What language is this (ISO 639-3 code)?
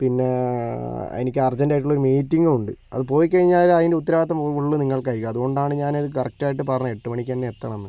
mal